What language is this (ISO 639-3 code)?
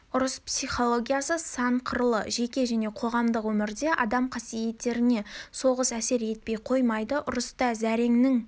kaz